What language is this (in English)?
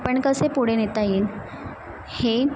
Marathi